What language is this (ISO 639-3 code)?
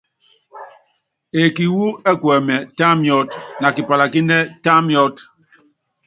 yav